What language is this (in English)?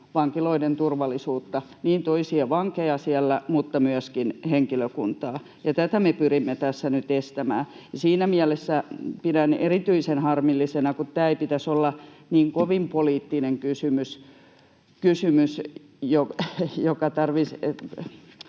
Finnish